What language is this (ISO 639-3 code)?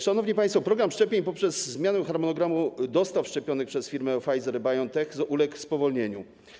pol